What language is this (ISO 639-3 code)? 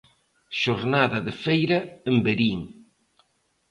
glg